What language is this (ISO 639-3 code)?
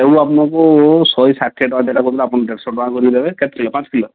ori